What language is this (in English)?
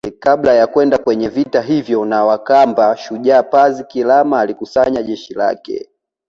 Swahili